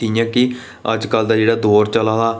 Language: Dogri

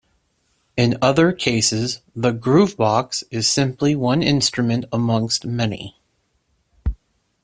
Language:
English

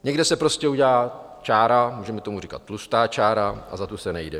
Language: Czech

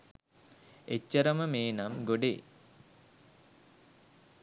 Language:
Sinhala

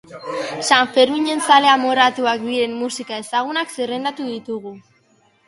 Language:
Basque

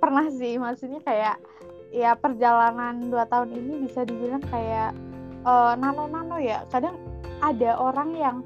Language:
Indonesian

